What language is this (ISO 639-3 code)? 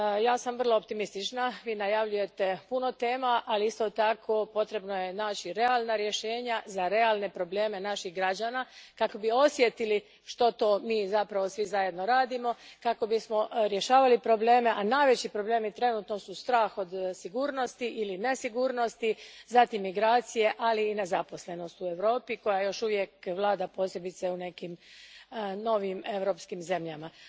hrv